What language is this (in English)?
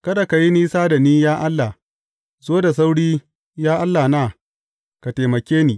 Hausa